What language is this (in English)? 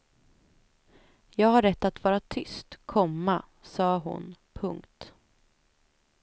Swedish